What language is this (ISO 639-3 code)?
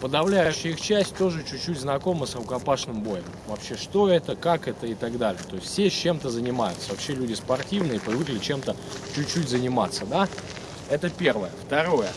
rus